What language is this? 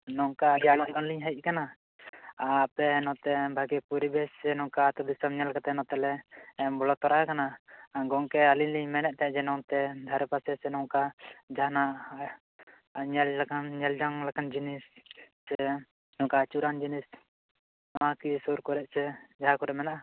Santali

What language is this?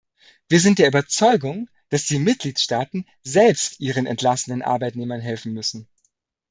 German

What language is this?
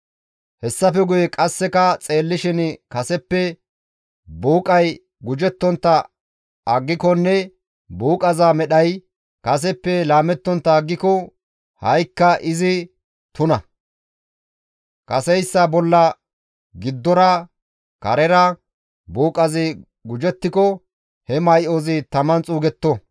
Gamo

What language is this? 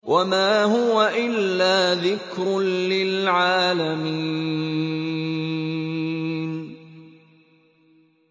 Arabic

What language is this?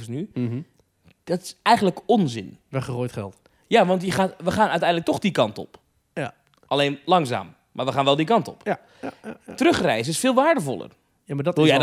Dutch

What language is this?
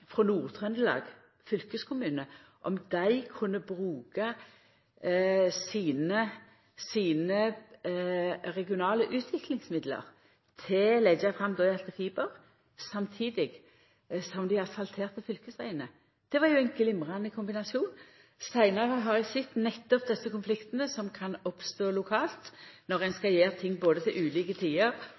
Norwegian Nynorsk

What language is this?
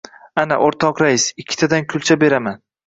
Uzbek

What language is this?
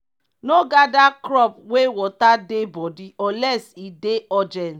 Nigerian Pidgin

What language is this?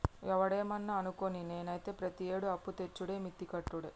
Telugu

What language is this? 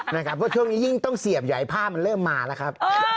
Thai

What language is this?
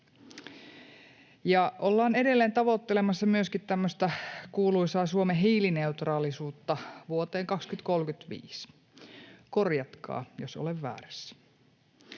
Finnish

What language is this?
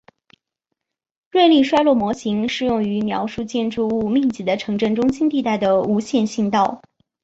Chinese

